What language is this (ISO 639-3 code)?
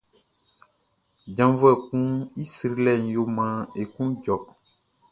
bci